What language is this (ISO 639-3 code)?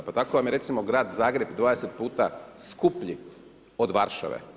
hrv